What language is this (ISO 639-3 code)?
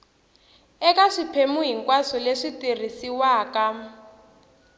tso